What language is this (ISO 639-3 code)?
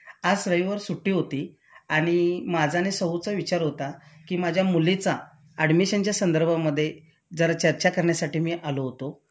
mar